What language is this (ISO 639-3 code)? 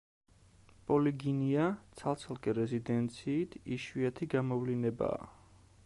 kat